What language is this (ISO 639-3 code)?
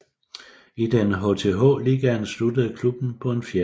dan